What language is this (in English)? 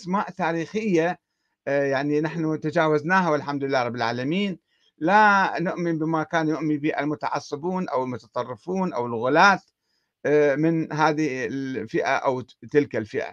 Arabic